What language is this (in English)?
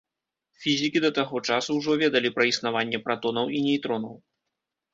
Belarusian